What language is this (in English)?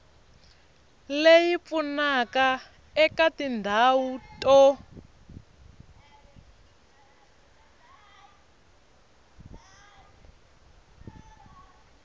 Tsonga